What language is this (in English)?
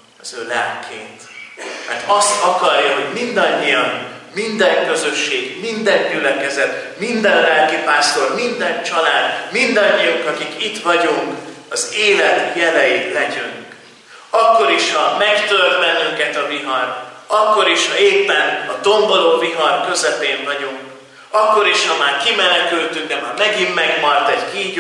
Hungarian